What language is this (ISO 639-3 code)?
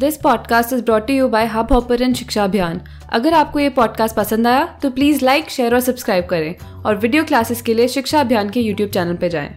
hin